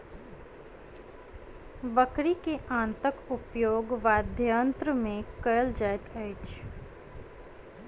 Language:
Maithili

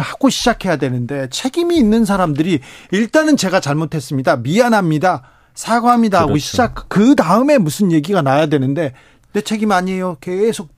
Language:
Korean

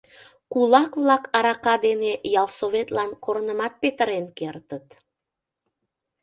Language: Mari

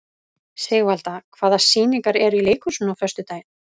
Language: Icelandic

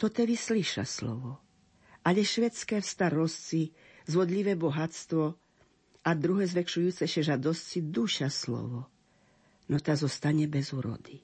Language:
Slovak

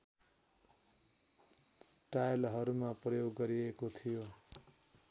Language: Nepali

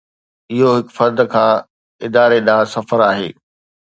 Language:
Sindhi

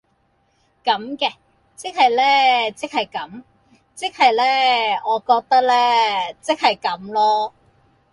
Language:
Cantonese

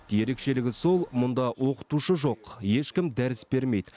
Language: Kazakh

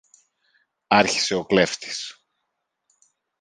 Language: Greek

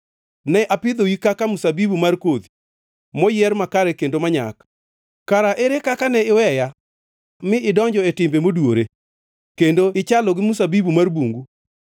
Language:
Luo (Kenya and Tanzania)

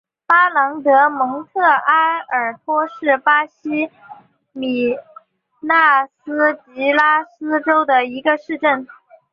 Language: Chinese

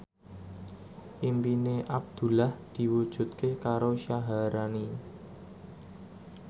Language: Javanese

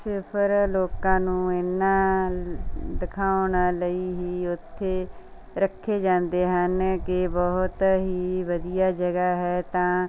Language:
Punjabi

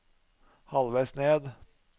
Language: Norwegian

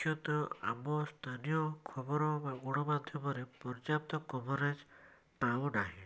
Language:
Odia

